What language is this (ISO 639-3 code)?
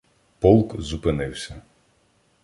ukr